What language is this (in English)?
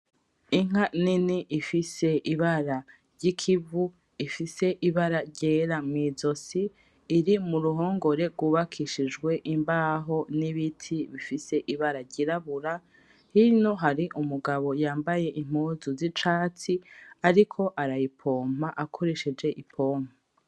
Rundi